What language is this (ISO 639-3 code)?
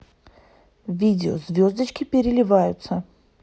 rus